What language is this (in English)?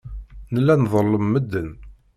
Kabyle